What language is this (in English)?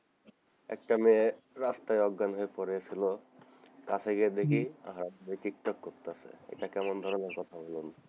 Bangla